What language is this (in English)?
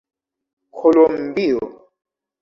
Esperanto